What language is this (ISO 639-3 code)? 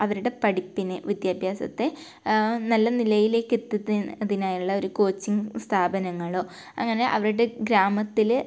mal